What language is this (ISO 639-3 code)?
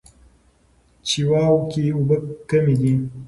pus